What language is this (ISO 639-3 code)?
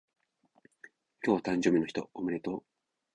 jpn